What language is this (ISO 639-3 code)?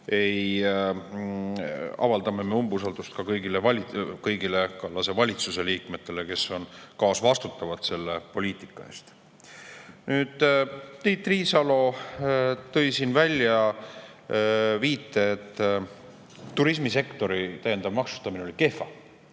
est